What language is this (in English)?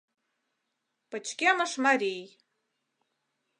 Mari